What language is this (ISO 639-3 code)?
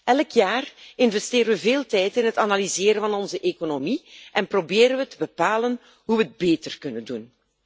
nld